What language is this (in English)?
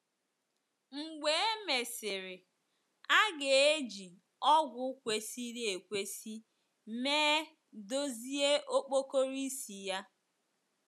Igbo